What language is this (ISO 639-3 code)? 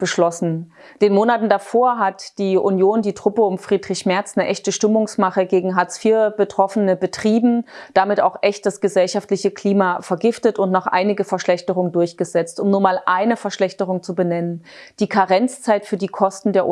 deu